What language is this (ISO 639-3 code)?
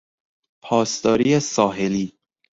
fas